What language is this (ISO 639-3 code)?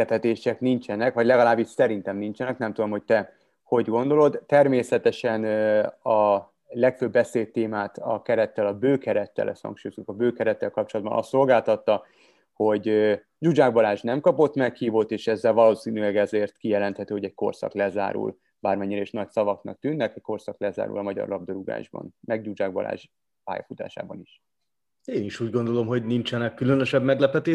hun